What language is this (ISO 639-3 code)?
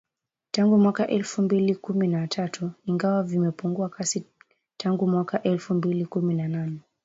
swa